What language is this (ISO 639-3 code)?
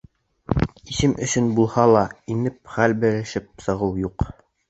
bak